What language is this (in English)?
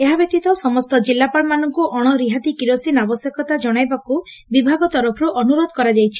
Odia